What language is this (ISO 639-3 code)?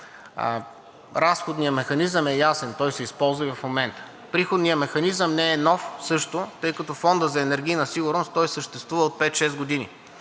bul